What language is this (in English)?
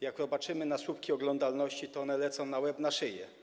Polish